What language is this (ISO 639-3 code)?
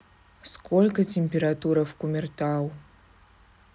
rus